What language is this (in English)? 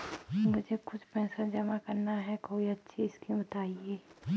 Hindi